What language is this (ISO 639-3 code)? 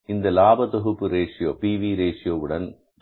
tam